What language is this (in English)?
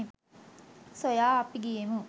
Sinhala